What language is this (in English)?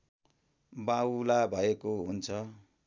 Nepali